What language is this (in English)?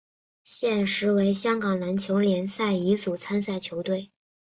Chinese